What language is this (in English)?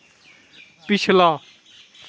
Dogri